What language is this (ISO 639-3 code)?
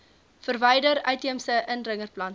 afr